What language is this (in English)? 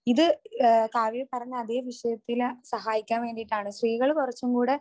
Malayalam